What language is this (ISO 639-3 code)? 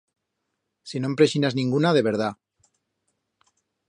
arg